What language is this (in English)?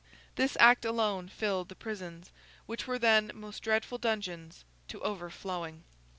English